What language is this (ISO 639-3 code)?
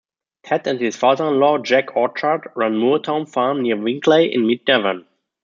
eng